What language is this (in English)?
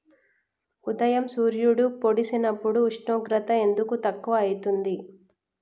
Telugu